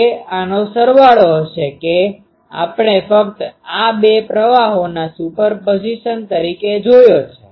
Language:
Gujarati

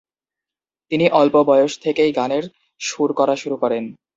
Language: Bangla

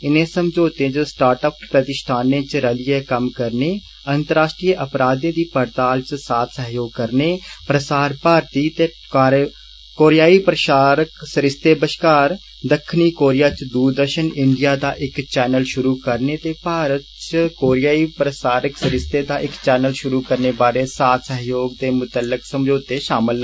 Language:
Dogri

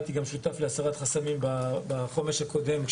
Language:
Hebrew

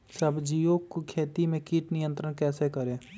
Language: Magahi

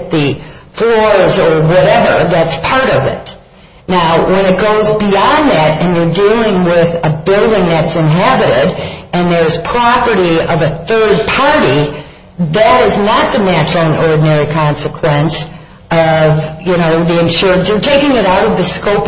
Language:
English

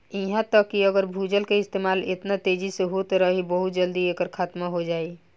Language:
Bhojpuri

